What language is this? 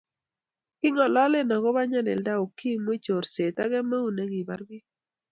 Kalenjin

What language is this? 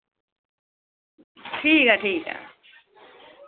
Dogri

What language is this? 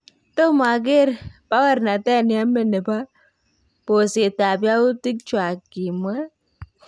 Kalenjin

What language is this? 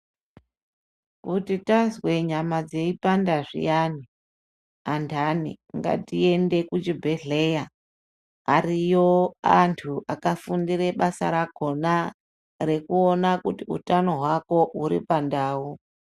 Ndau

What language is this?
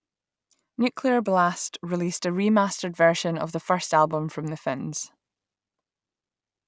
English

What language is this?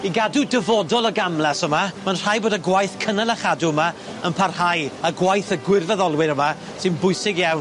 Welsh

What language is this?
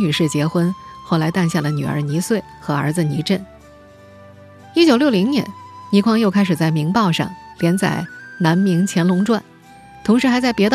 Chinese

